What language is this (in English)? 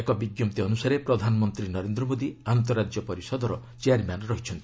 Odia